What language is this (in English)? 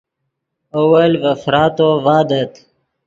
Yidgha